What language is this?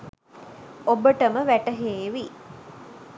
Sinhala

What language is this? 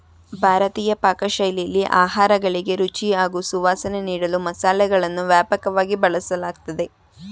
Kannada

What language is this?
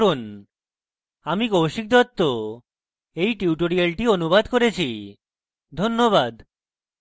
Bangla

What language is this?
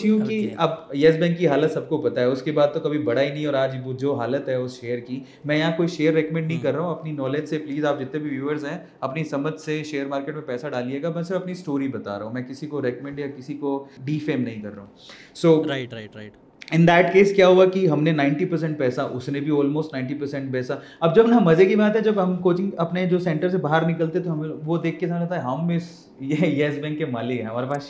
Hindi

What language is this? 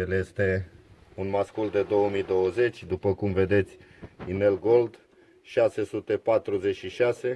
Romanian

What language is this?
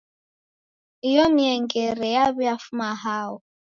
Taita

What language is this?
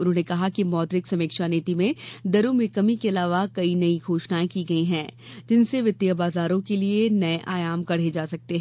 Hindi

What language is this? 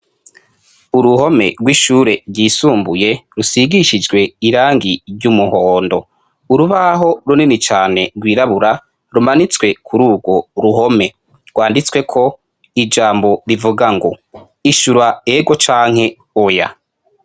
Rundi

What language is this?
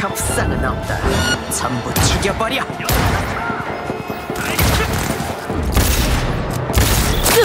Korean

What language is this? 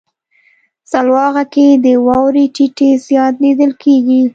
Pashto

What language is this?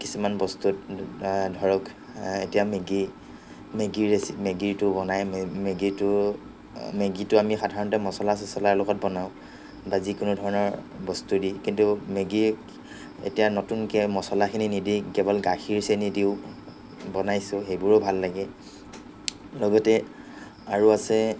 Assamese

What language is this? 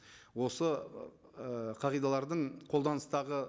Kazakh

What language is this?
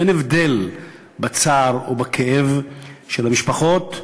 Hebrew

